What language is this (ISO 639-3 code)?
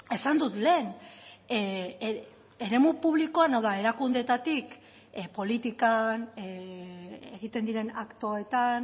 eus